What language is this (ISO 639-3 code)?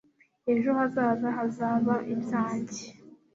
kin